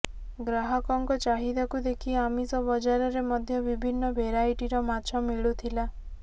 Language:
Odia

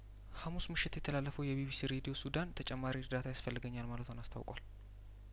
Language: Amharic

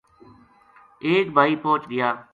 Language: Gujari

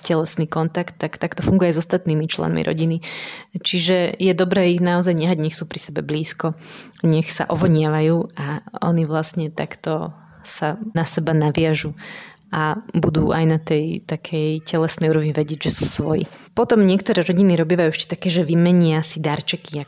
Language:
Slovak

